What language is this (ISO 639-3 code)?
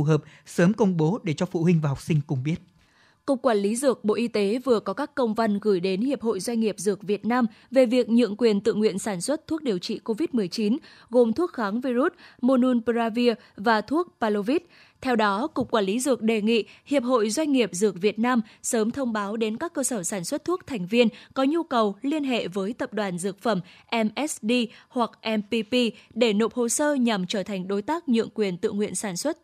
vie